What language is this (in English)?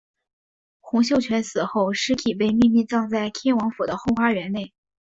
Chinese